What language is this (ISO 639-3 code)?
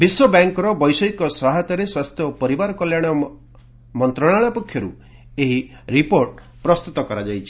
ori